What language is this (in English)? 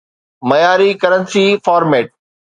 Sindhi